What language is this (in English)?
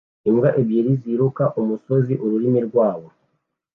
Kinyarwanda